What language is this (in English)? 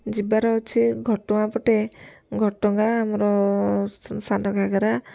Odia